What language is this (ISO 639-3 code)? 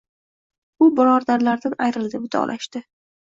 uzb